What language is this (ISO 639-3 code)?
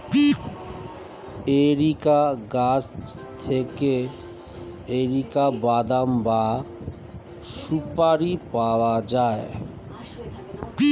ben